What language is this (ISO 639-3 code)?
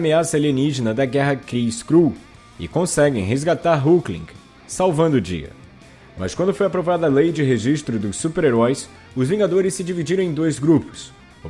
por